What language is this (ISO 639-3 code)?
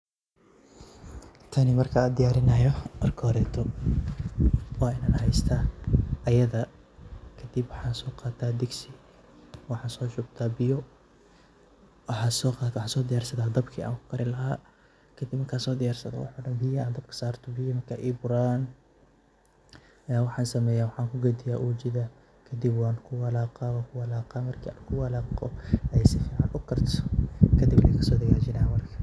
som